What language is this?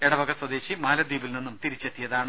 Malayalam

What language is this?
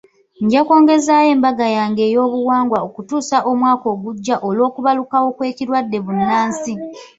Ganda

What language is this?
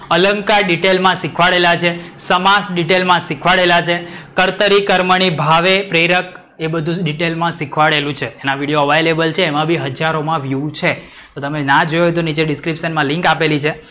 Gujarati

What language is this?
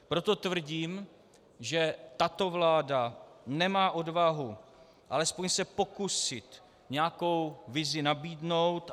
Czech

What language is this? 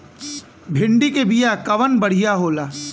Bhojpuri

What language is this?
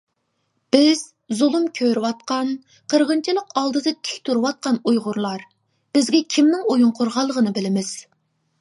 Uyghur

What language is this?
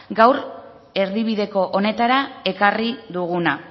Basque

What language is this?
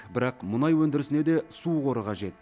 Kazakh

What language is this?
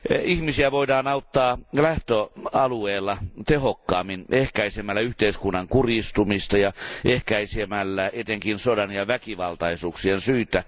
Finnish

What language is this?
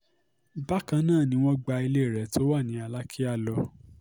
Yoruba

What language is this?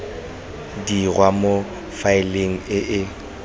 Tswana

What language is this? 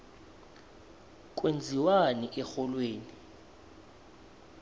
South Ndebele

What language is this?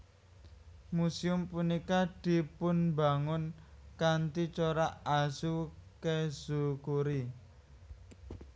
Javanese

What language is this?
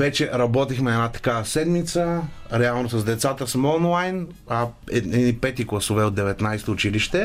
Bulgarian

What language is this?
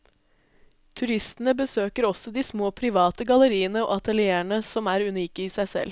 Norwegian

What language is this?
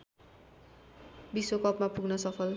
Nepali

